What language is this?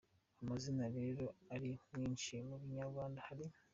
Kinyarwanda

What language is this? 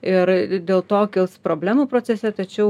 Lithuanian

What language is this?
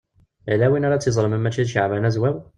Kabyle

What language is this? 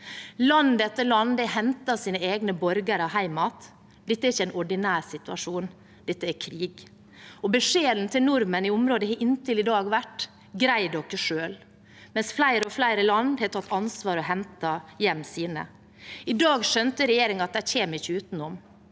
Norwegian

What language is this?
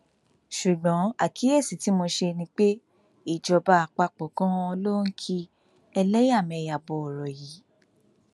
Yoruba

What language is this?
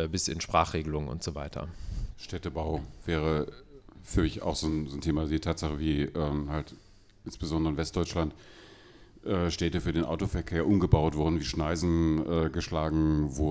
German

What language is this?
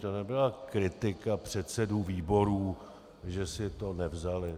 Czech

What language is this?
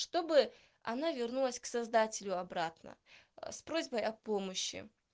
Russian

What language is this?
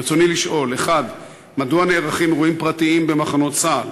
Hebrew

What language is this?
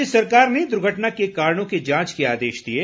Hindi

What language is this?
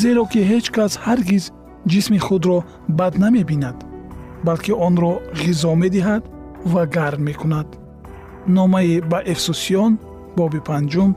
Persian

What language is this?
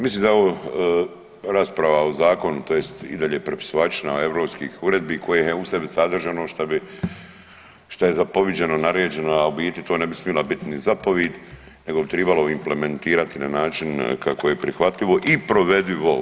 Croatian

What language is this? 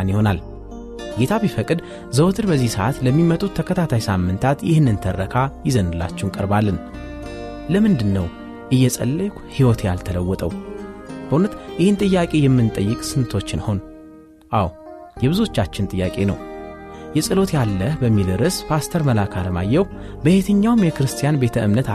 Amharic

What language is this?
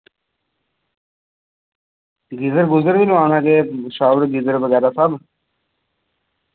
Dogri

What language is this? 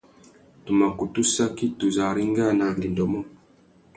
Tuki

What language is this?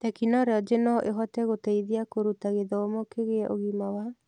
Kikuyu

